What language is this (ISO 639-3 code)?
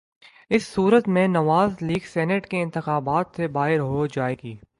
urd